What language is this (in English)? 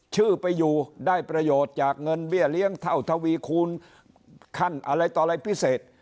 Thai